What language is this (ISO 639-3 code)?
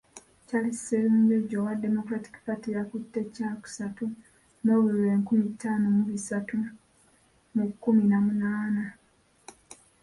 lug